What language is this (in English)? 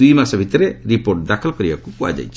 Odia